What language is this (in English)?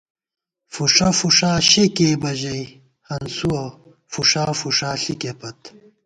Gawar-Bati